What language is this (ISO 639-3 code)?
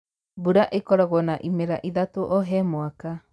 kik